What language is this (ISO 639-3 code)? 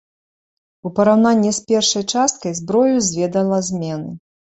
bel